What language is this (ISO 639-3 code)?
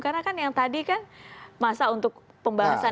ind